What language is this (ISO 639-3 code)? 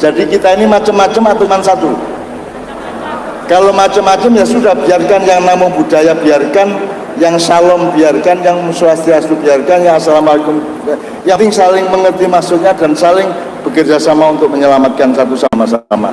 ind